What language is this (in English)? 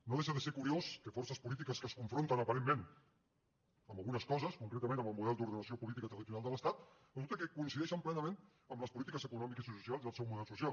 Catalan